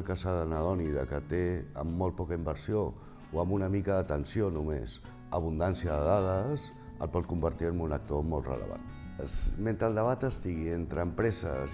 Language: Catalan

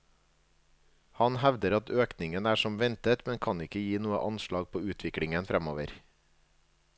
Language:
Norwegian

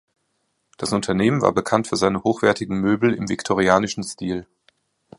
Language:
German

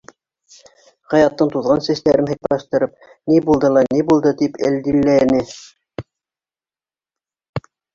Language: Bashkir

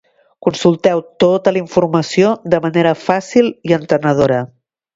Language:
Catalan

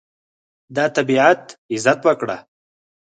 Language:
Pashto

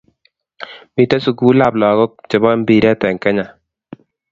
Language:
Kalenjin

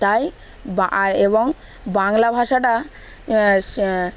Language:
Bangla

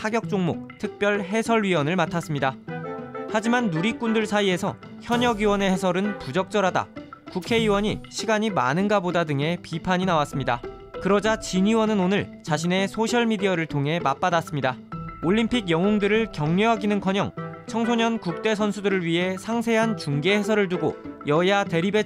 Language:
Korean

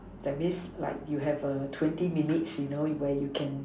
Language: English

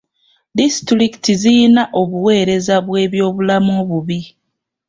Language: Ganda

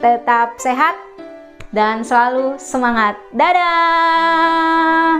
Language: Indonesian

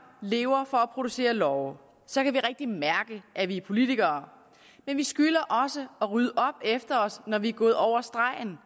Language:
Danish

